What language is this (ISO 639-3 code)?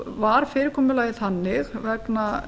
isl